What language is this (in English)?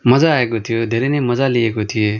Nepali